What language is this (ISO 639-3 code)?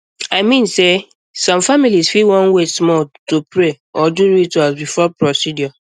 pcm